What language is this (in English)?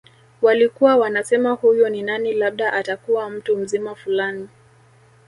Swahili